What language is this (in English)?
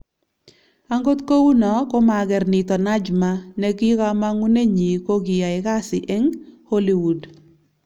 Kalenjin